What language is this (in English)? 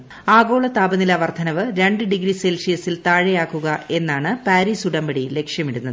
Malayalam